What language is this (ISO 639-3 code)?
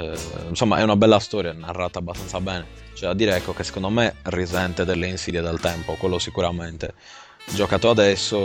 ita